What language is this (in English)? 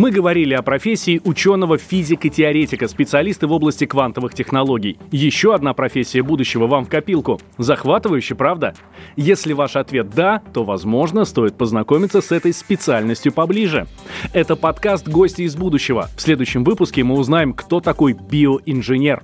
Russian